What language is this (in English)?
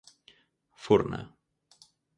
Galician